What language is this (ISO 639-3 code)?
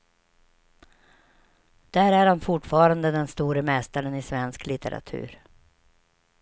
swe